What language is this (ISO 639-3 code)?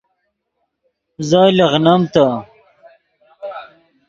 ydg